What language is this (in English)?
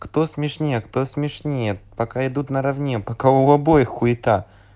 Russian